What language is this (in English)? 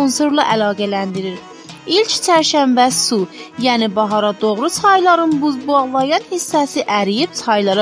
Turkish